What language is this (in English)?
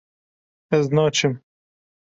Kurdish